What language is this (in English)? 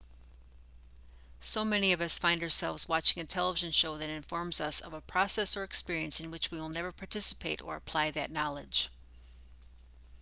English